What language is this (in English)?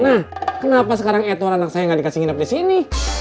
Indonesian